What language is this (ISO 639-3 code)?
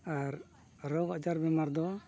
sat